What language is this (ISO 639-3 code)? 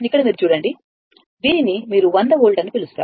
tel